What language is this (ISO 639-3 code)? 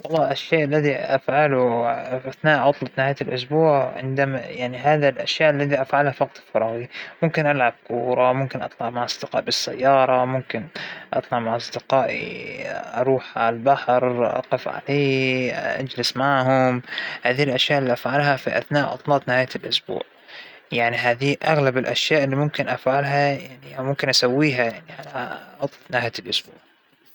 acw